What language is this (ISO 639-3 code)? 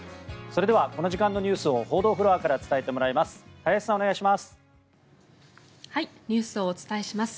jpn